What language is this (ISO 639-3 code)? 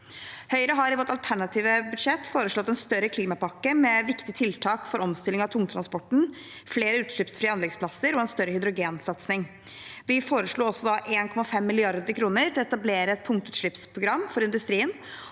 nor